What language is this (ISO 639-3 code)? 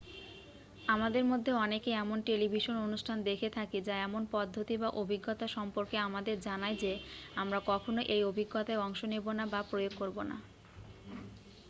ben